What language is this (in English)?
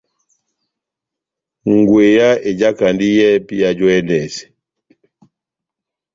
Batanga